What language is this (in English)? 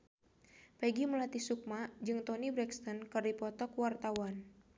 Sundanese